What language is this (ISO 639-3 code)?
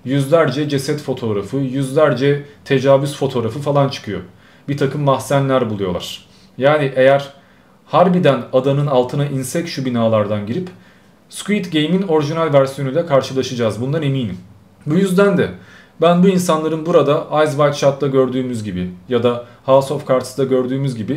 tur